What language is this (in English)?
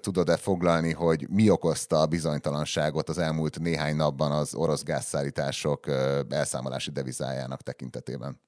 Hungarian